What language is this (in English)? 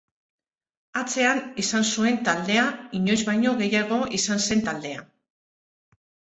Basque